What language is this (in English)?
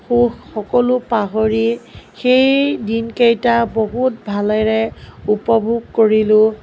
Assamese